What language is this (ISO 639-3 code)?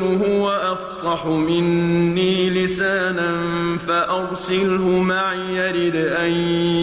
ara